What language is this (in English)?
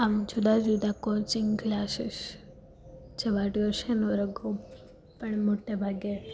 Gujarati